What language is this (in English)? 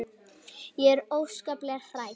Icelandic